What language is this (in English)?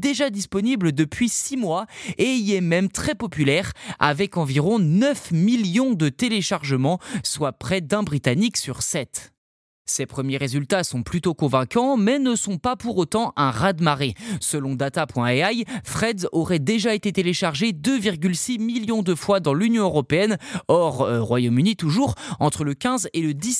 French